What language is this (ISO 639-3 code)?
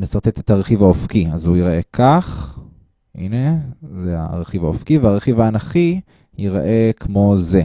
heb